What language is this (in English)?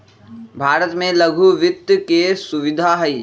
Magahi